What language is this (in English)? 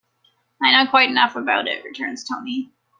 English